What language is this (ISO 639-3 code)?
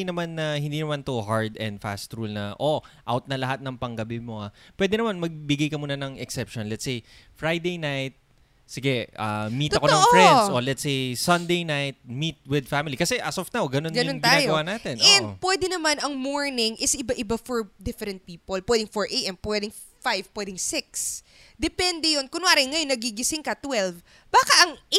fil